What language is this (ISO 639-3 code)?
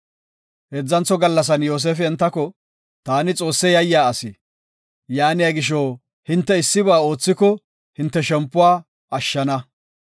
gof